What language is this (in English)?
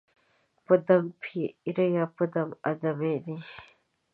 Pashto